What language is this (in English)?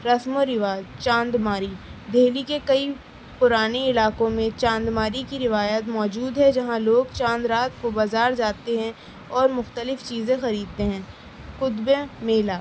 Urdu